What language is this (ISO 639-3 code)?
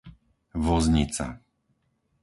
slk